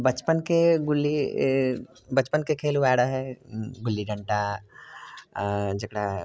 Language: Maithili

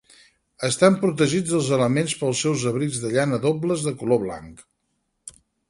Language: Catalan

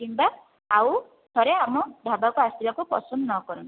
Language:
Odia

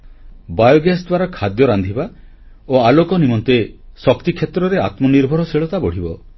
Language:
Odia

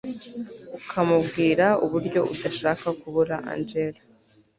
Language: Kinyarwanda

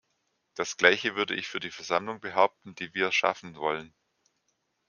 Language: German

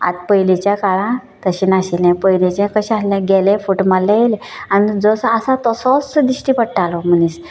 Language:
Konkani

